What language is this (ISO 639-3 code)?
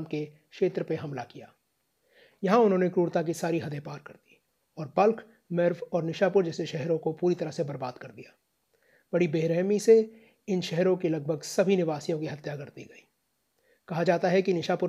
hin